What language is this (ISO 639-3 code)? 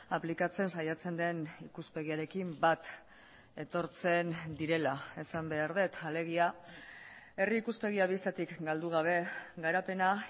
eus